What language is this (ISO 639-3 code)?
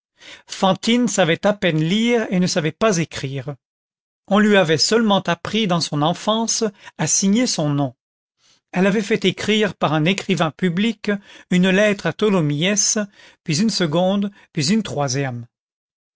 fra